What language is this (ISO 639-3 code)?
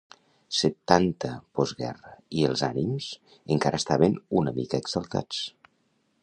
cat